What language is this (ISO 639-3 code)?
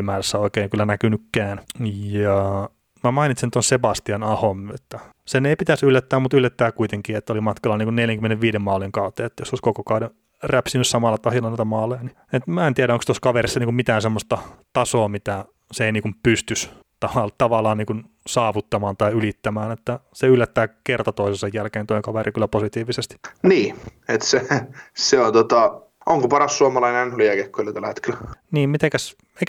fin